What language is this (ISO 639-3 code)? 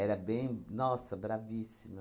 por